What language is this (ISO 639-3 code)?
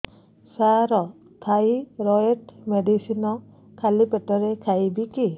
ori